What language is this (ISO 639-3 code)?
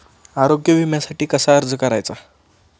mar